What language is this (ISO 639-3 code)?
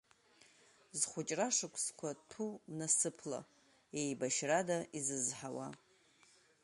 abk